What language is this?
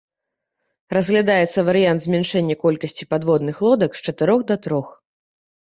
Belarusian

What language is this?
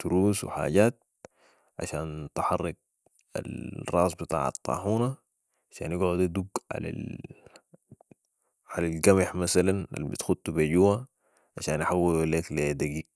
Sudanese Arabic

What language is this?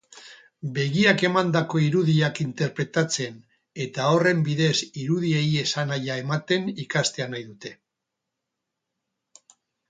Basque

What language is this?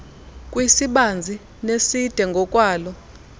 Xhosa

